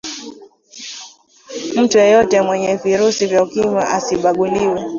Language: Swahili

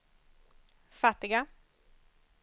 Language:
Swedish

